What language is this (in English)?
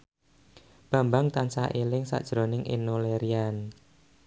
Javanese